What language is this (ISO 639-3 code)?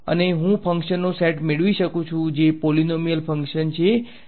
guj